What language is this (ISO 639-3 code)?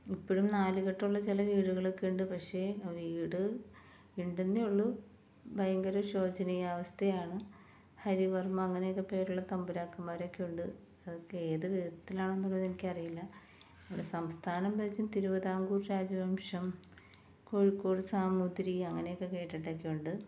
mal